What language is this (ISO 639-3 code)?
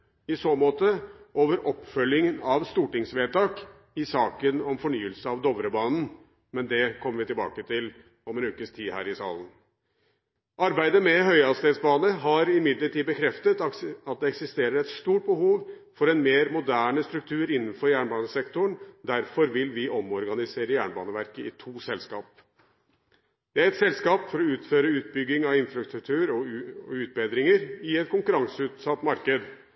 nob